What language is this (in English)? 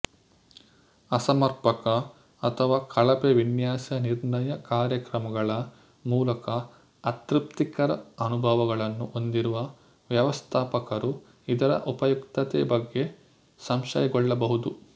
Kannada